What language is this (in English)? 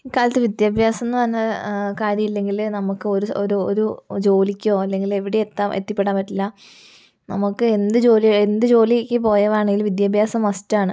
Malayalam